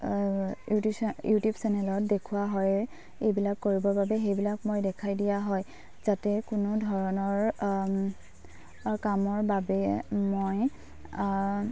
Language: Assamese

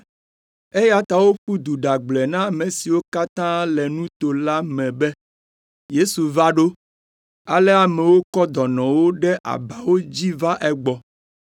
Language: Ewe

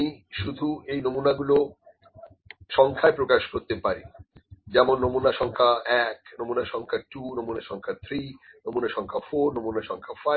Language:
Bangla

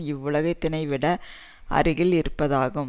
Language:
Tamil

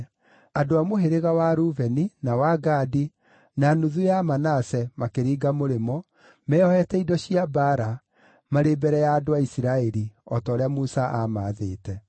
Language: Kikuyu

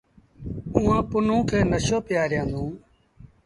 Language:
Sindhi Bhil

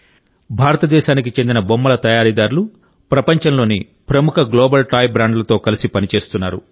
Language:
Telugu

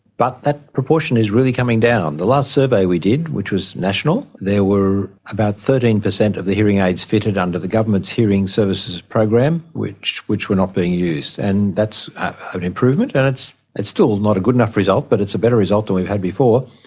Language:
English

